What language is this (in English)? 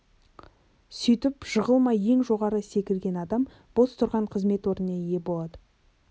Kazakh